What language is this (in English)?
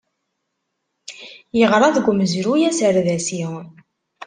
Kabyle